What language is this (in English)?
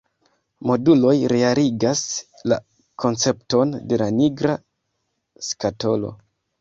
Esperanto